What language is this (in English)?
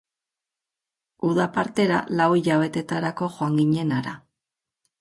Basque